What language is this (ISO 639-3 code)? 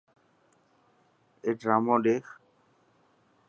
mki